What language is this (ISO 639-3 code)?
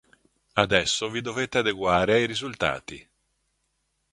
ita